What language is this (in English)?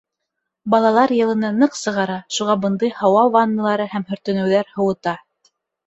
Bashkir